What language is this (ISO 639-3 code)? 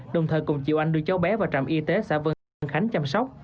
vie